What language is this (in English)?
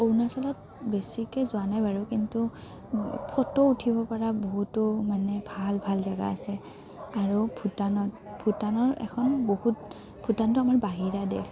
Assamese